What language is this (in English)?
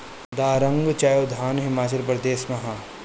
Bhojpuri